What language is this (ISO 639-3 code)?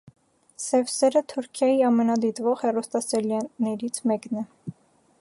hye